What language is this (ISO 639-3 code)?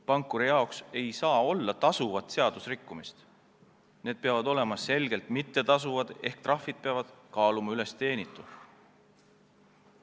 est